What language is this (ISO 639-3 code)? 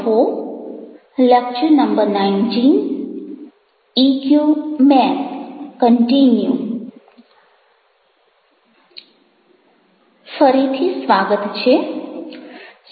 guj